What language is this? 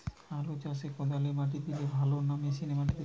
Bangla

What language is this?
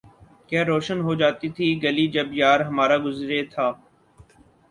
Urdu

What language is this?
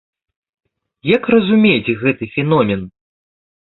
Belarusian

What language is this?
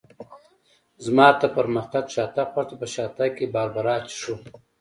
Pashto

